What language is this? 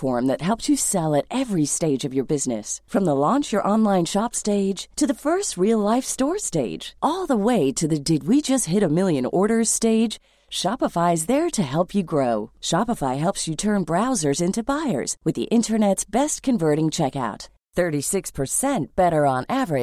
German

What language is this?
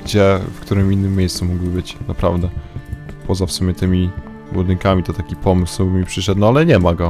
Polish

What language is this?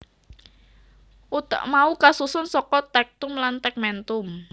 Javanese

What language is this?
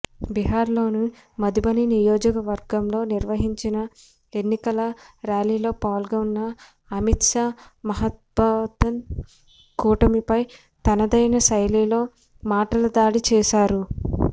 Telugu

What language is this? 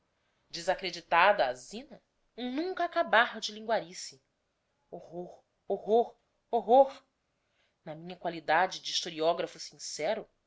Portuguese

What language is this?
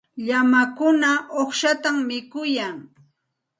Santa Ana de Tusi Pasco Quechua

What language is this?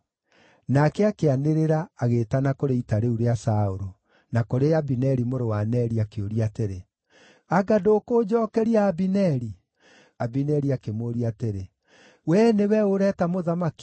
Kikuyu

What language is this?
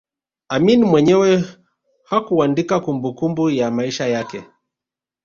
Swahili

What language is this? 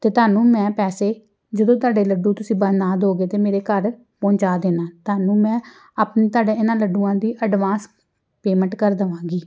Punjabi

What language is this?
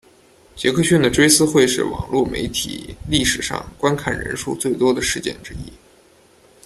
Chinese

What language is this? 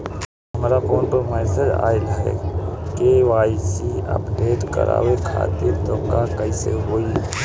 Bhojpuri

